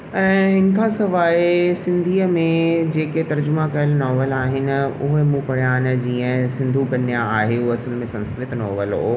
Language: Sindhi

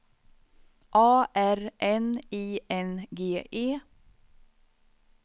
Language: Swedish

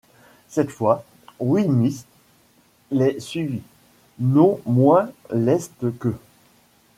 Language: French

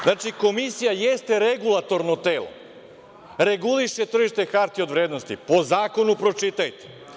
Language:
Serbian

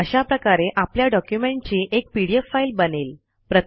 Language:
Marathi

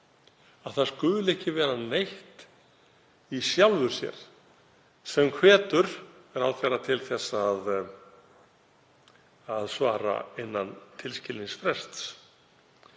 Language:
Icelandic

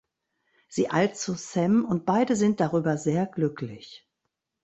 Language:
German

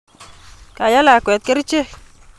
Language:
Kalenjin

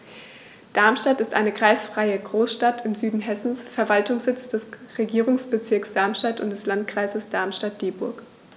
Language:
German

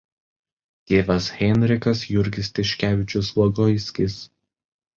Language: Lithuanian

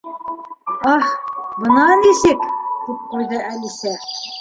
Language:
Bashkir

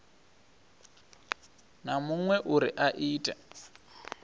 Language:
Venda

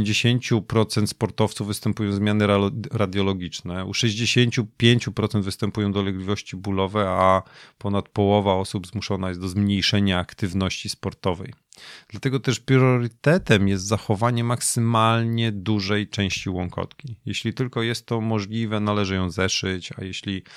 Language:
Polish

